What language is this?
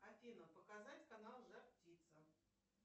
Russian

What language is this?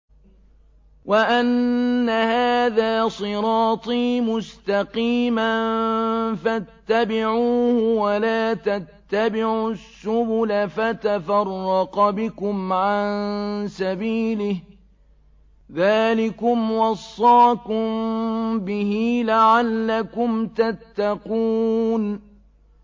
Arabic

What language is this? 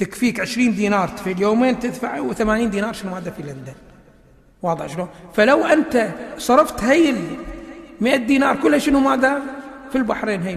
Arabic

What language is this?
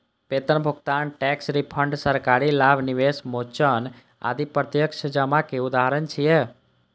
Maithili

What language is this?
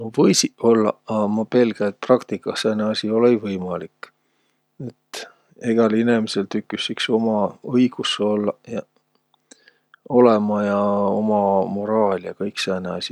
Võro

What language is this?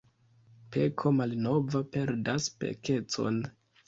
Esperanto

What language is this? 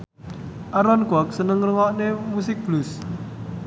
Javanese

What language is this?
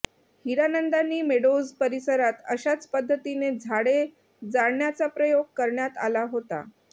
Marathi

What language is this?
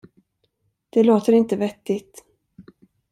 Swedish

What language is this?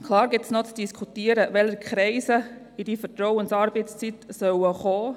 Swiss German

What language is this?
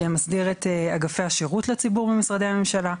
Hebrew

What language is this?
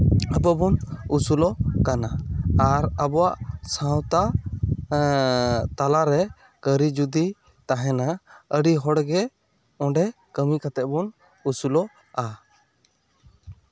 Santali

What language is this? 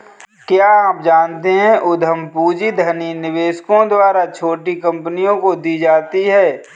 Hindi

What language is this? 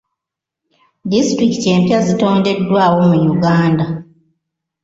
Ganda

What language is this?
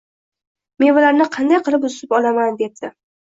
Uzbek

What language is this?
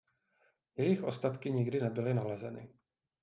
Czech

